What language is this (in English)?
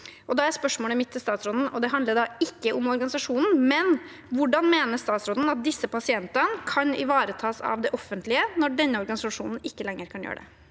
Norwegian